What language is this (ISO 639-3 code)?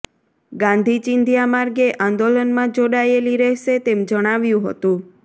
guj